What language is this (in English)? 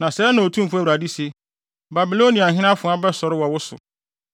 Akan